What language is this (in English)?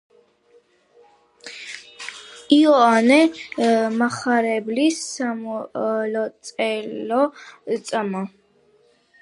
Georgian